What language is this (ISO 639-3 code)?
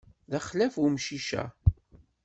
kab